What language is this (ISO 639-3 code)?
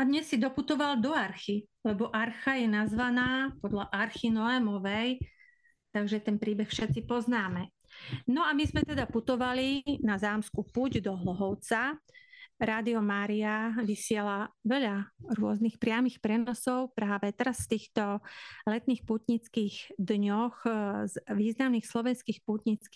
slk